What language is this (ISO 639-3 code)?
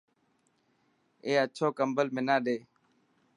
mki